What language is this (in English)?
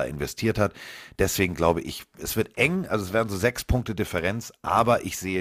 German